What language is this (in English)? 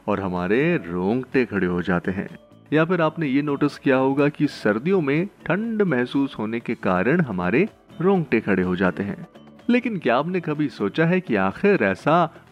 Hindi